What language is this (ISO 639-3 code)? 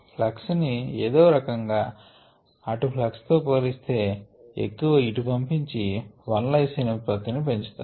tel